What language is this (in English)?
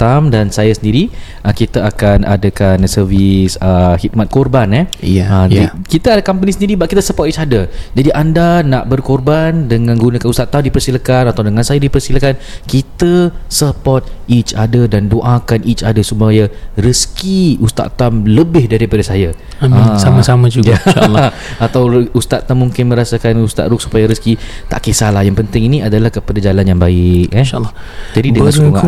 Malay